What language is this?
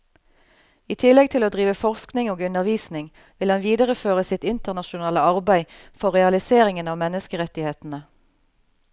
Norwegian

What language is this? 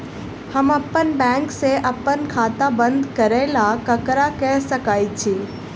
Maithili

